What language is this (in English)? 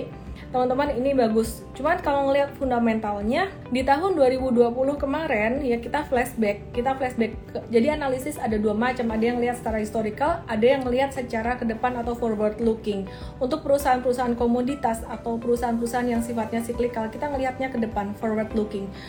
Indonesian